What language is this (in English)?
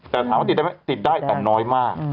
Thai